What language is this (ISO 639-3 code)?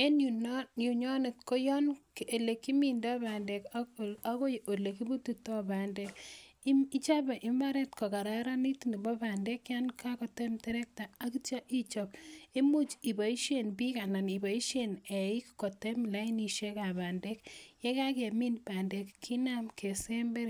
kln